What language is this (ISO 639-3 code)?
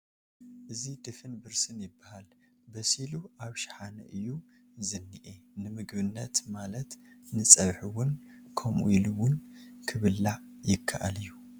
tir